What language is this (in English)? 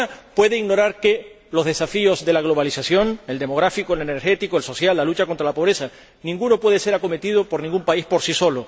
Spanish